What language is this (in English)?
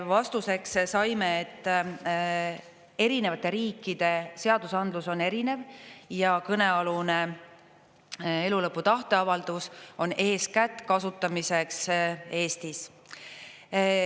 Estonian